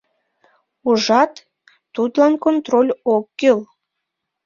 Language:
Mari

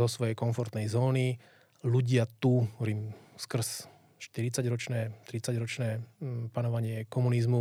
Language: Slovak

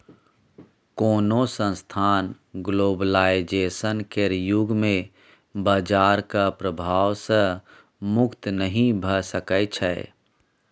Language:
Maithili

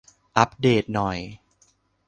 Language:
Thai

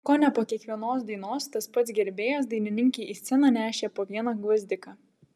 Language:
Lithuanian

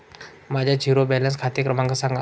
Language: Marathi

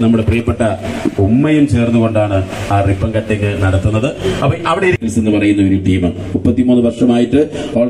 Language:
Arabic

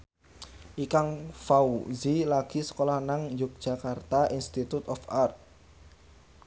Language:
Javanese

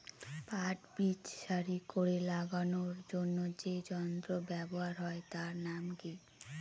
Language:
Bangla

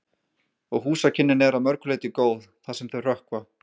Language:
Icelandic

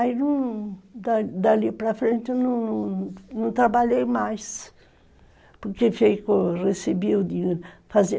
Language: Portuguese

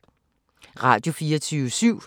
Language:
Danish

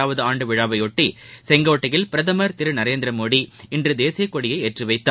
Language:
Tamil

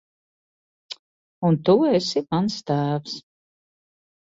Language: Latvian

